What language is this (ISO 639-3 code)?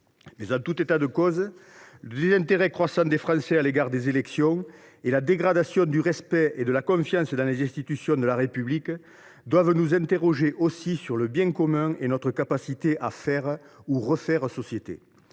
fra